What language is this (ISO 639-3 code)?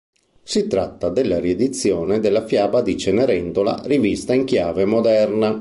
ita